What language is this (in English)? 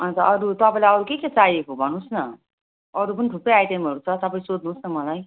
Nepali